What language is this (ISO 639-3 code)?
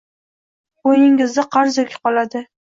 uzb